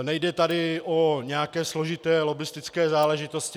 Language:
Czech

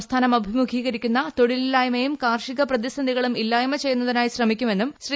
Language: Malayalam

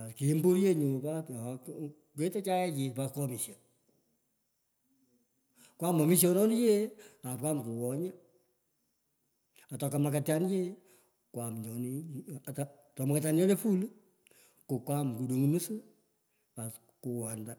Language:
Pökoot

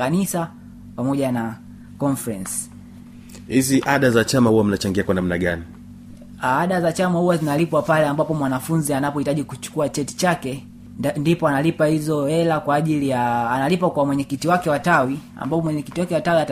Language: Swahili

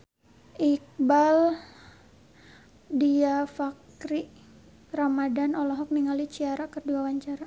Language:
Sundanese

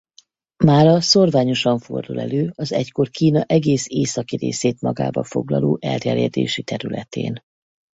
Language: Hungarian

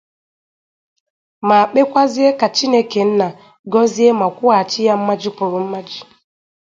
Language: Igbo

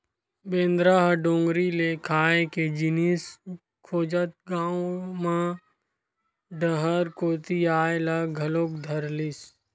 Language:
Chhattisgarhi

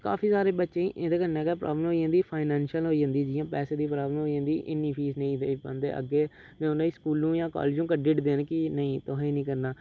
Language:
Dogri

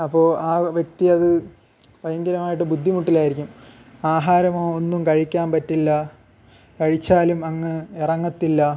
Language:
Malayalam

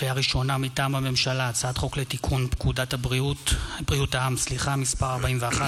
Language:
Hebrew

